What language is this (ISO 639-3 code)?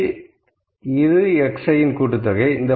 tam